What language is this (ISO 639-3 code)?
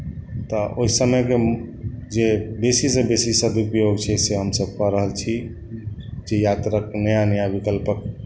mai